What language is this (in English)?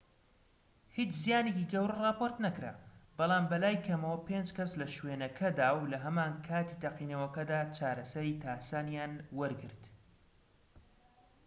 Central Kurdish